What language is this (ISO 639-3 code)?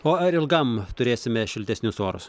lit